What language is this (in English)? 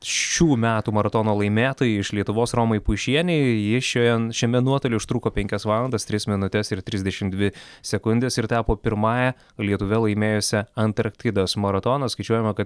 Lithuanian